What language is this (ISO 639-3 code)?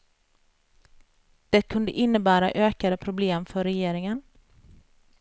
swe